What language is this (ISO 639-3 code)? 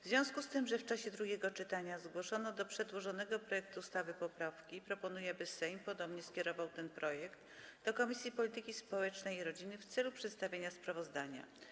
pol